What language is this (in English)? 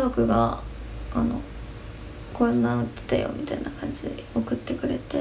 Japanese